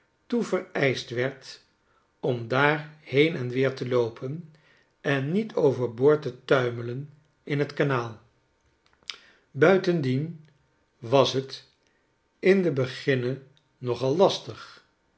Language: Dutch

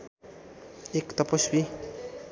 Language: Nepali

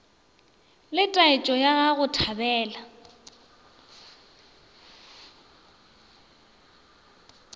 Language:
Northern Sotho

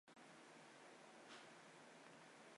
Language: Chinese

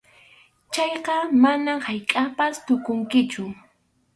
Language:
Arequipa-La Unión Quechua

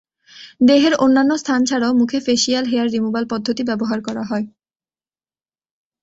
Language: Bangla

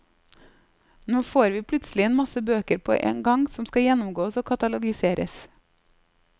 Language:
Norwegian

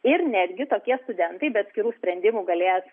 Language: Lithuanian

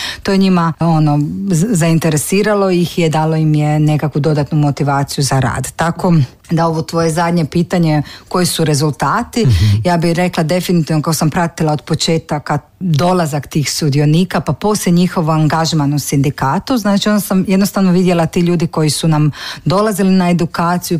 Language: Croatian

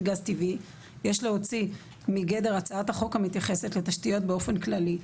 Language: Hebrew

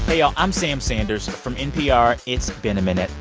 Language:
English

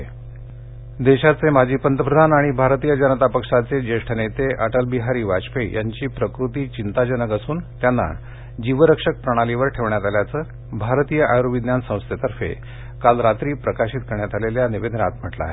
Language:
Marathi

